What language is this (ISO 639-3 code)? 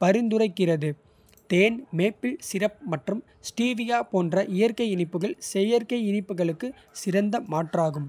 kfe